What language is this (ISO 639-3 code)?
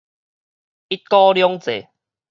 nan